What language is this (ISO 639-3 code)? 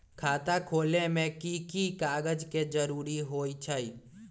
mag